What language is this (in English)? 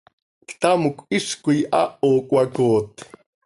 Seri